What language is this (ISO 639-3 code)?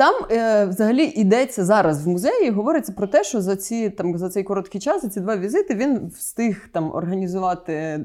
ukr